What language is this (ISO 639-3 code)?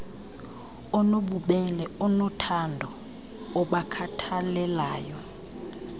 xho